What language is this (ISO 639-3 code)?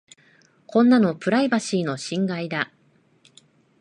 jpn